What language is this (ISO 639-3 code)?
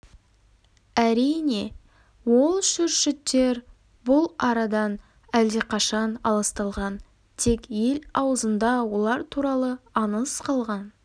kaz